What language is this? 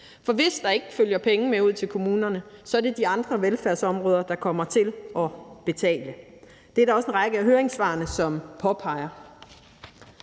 Danish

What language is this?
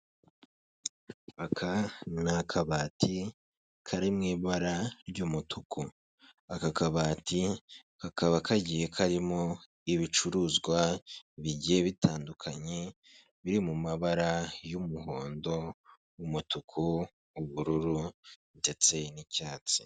Kinyarwanda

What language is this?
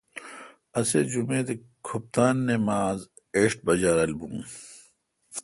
Kalkoti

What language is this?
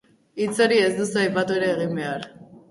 Basque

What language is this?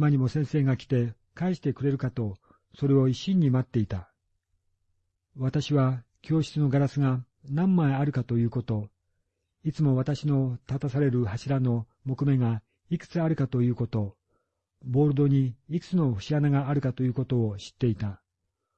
Japanese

